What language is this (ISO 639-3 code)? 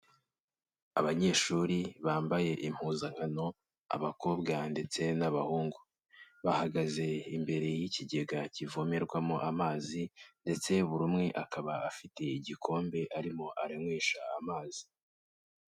kin